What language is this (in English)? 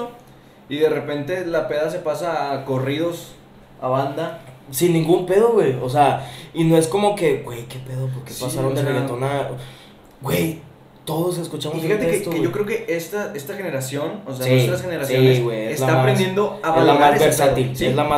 Spanish